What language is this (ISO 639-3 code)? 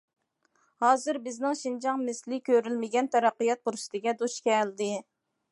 uig